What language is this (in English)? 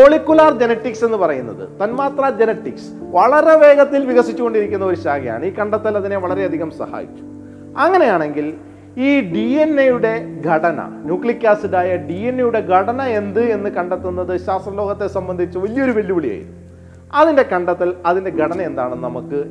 Malayalam